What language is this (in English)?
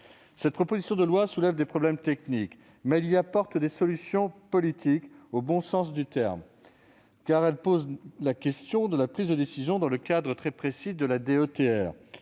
French